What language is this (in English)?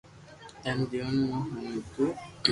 Loarki